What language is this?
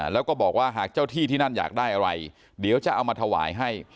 Thai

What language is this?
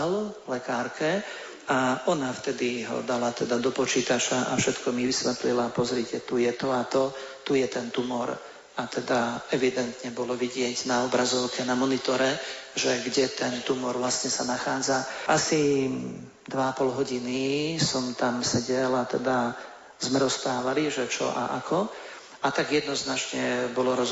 Slovak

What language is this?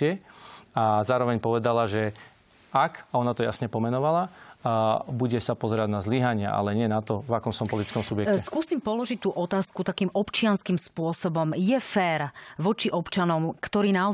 Slovak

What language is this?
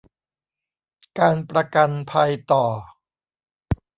Thai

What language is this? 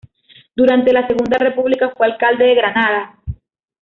Spanish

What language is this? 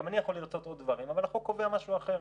Hebrew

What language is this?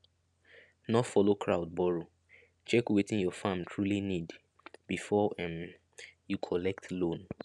Nigerian Pidgin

